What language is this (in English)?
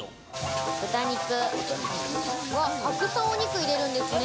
Japanese